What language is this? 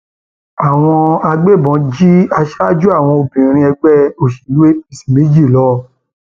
Yoruba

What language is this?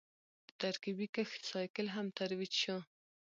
Pashto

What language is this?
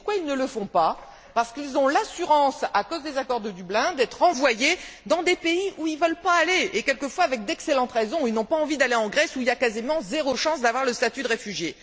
French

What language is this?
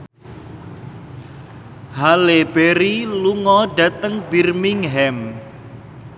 Javanese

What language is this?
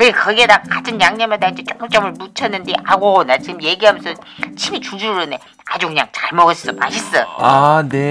Korean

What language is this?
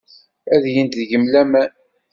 Kabyle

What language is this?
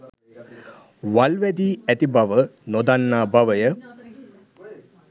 Sinhala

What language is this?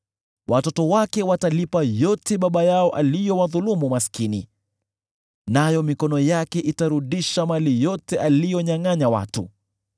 Swahili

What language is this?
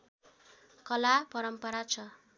Nepali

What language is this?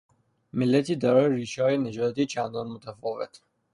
Persian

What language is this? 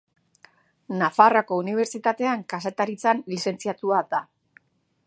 Basque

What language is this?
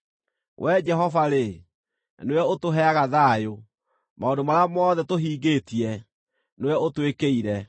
Kikuyu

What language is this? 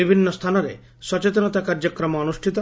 Odia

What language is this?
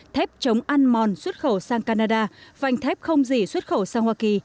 Vietnamese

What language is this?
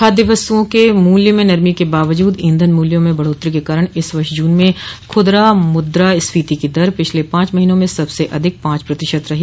Hindi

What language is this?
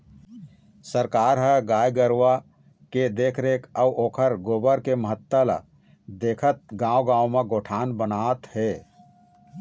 Chhattisgarhi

